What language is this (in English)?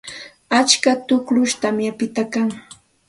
Santa Ana de Tusi Pasco Quechua